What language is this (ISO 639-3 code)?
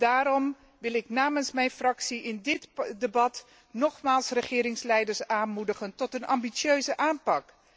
nld